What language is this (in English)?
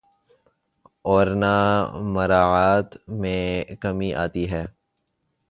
Urdu